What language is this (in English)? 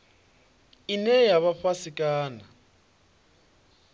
Venda